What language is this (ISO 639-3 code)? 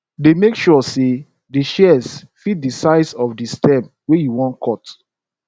pcm